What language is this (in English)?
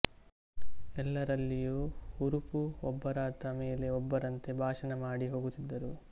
Kannada